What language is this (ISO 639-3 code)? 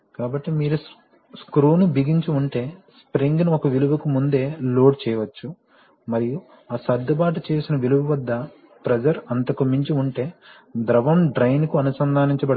tel